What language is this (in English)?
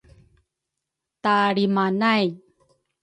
Rukai